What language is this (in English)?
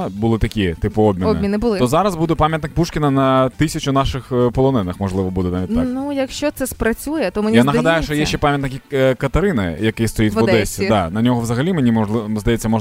Ukrainian